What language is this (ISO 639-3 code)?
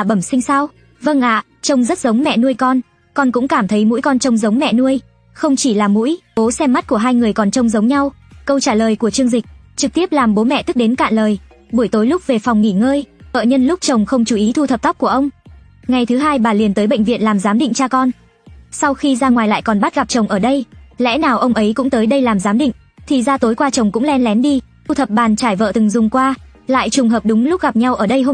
vie